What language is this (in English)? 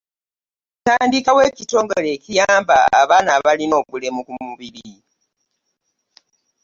Ganda